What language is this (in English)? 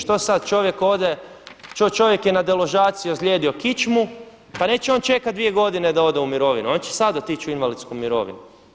Croatian